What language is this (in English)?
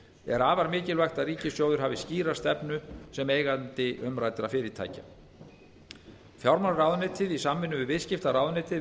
Icelandic